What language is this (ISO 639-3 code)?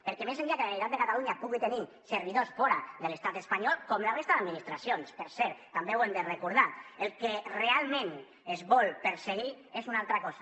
cat